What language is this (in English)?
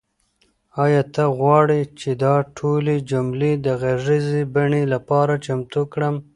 Pashto